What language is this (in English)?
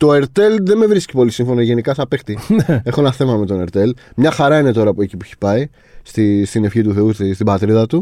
Greek